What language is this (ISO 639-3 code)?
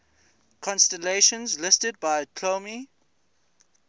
eng